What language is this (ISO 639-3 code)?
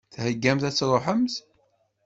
kab